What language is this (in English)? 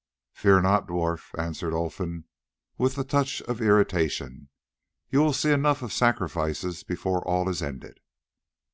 English